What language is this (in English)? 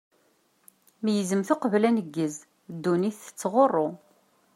Kabyle